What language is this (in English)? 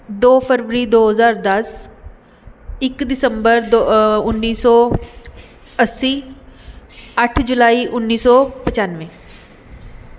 Punjabi